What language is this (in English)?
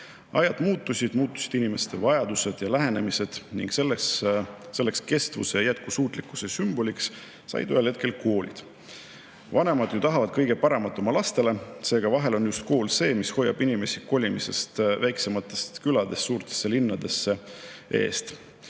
Estonian